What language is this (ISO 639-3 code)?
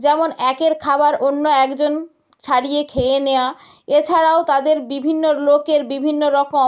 ben